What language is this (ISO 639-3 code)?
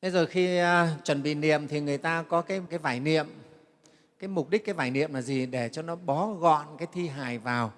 vie